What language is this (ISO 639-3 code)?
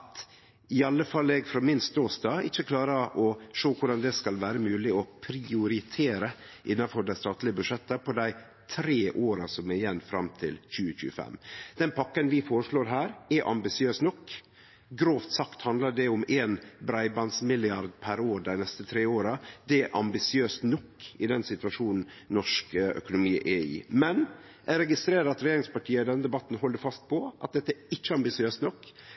nno